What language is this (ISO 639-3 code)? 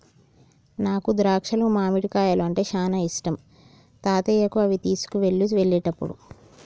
tel